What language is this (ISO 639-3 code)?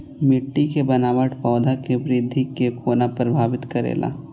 mai